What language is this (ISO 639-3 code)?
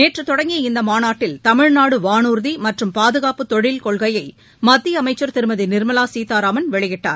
tam